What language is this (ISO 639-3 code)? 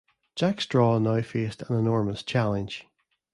eng